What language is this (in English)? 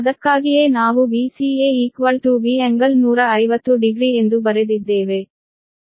Kannada